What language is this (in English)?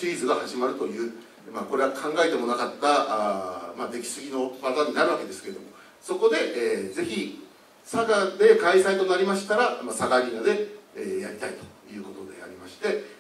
Japanese